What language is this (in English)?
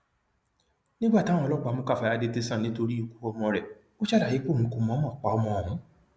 Yoruba